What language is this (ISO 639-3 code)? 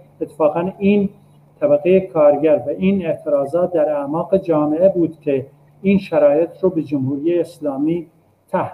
fas